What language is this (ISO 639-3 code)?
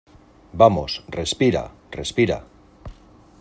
spa